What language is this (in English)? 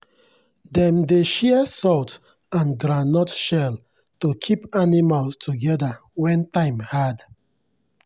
Nigerian Pidgin